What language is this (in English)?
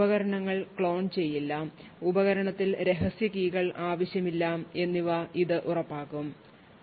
Malayalam